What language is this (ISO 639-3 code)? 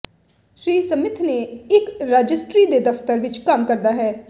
pan